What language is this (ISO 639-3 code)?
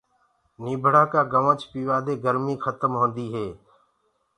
ggg